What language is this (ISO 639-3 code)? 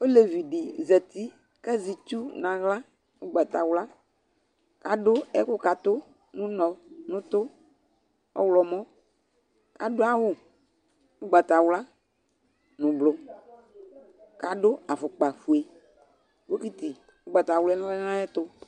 kpo